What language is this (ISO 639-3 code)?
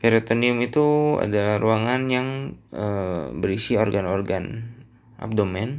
ind